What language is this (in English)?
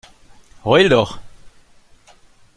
German